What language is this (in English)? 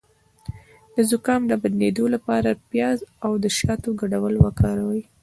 Pashto